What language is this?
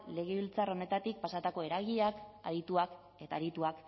Basque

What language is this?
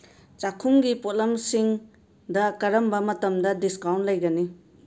Manipuri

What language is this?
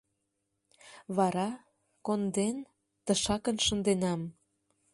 Mari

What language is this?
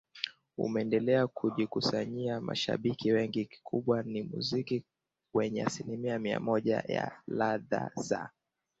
Swahili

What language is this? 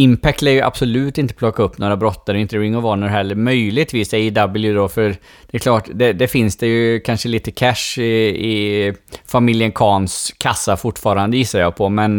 Swedish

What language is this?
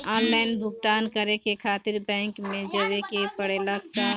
Bhojpuri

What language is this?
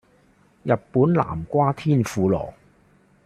Cantonese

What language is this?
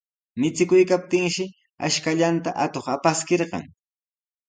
Sihuas Ancash Quechua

